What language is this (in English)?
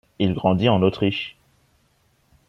French